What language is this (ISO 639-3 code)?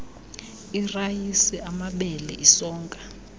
xho